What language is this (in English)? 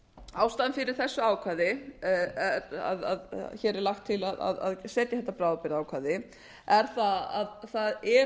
Icelandic